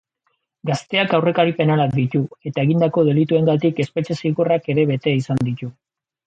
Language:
Basque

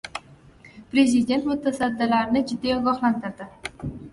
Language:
Uzbek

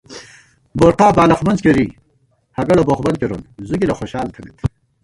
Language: Gawar-Bati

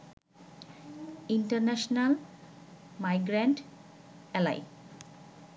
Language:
Bangla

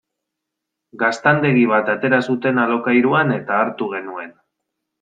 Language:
Basque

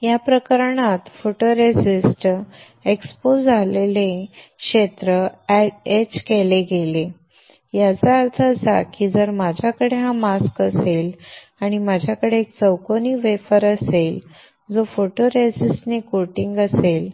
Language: Marathi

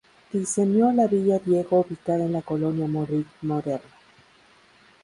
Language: Spanish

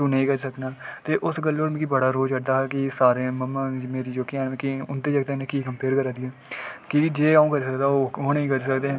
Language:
Dogri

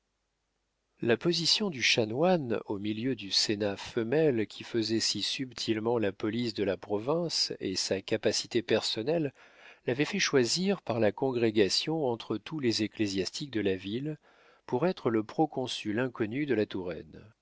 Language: French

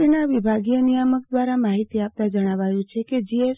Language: Gujarati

